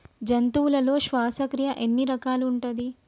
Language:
Telugu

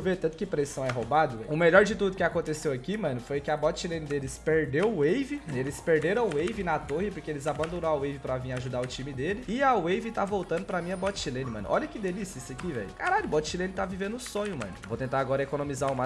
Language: Portuguese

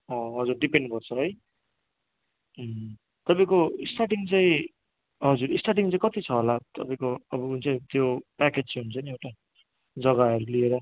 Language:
Nepali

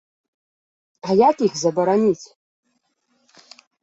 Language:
Belarusian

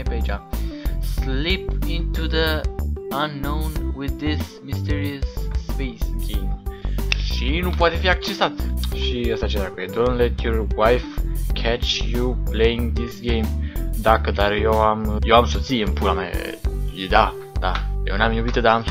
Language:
Romanian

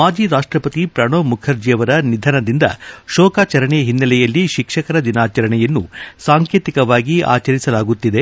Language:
Kannada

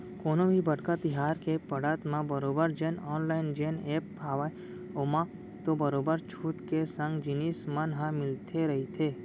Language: Chhattisgarhi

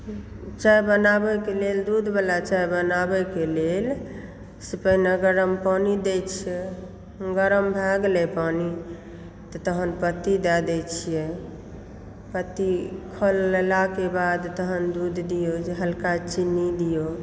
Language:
Maithili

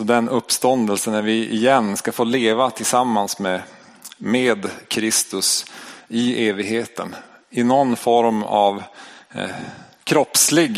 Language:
Swedish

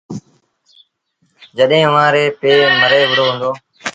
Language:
Sindhi Bhil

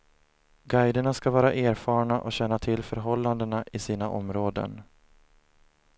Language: Swedish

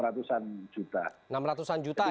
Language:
Indonesian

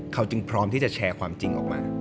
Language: Thai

